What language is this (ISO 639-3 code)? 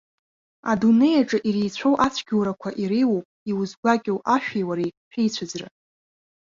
abk